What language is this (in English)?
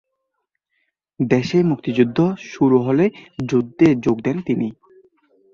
Bangla